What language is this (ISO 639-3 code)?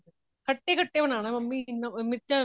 pan